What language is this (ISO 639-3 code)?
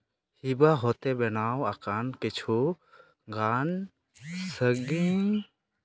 sat